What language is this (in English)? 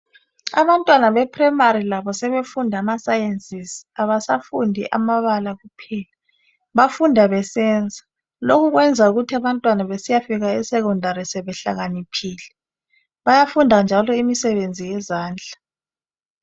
North Ndebele